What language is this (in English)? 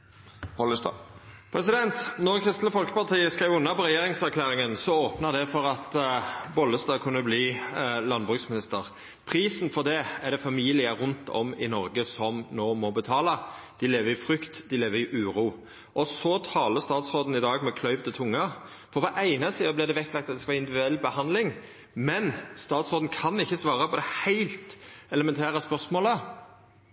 Norwegian Nynorsk